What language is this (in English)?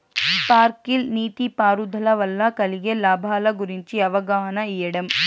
Telugu